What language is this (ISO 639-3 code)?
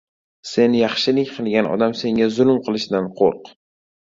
uzb